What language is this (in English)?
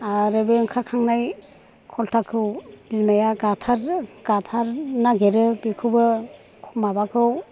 Bodo